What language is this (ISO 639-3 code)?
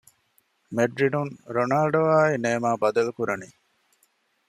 div